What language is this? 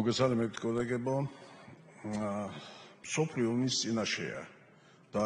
Romanian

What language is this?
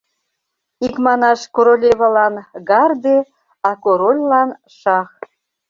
Mari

